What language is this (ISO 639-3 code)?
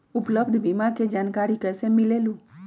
mag